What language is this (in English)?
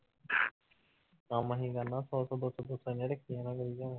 Punjabi